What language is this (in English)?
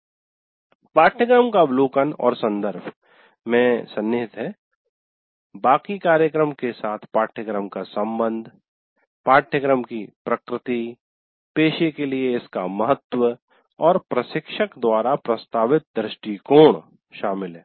Hindi